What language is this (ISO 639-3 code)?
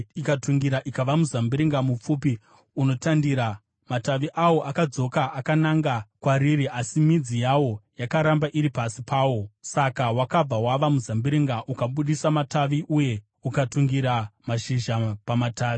sna